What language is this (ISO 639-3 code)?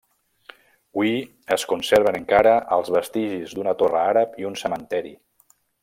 cat